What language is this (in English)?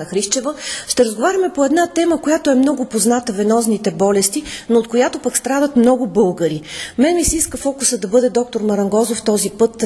Bulgarian